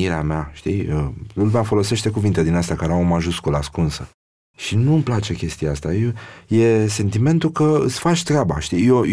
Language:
Romanian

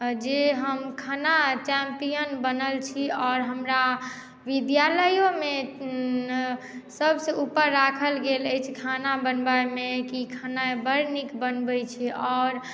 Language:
Maithili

